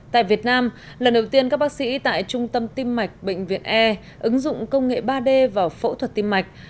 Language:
Vietnamese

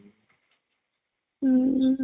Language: Odia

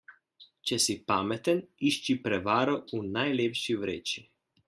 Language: Slovenian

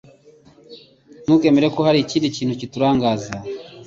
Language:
Kinyarwanda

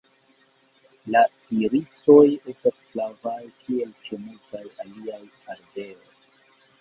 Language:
Esperanto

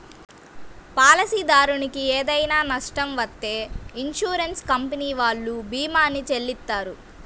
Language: Telugu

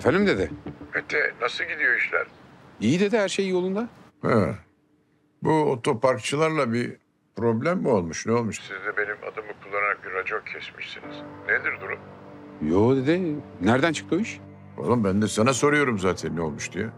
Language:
Turkish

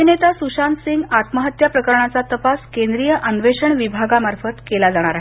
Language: Marathi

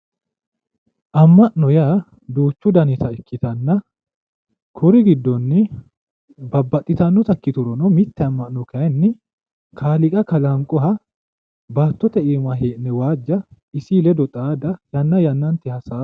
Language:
Sidamo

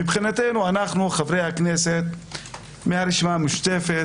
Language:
Hebrew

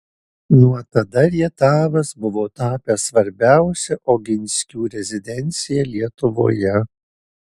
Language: Lithuanian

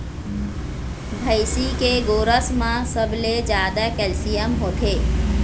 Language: Chhattisgarhi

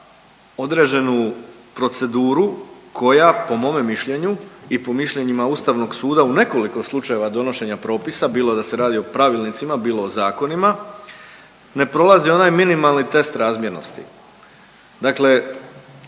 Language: Croatian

